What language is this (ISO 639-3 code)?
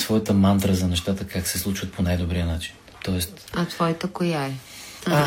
bul